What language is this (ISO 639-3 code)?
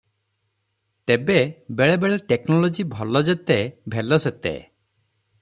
ori